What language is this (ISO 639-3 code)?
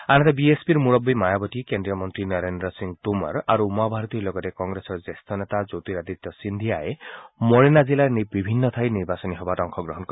asm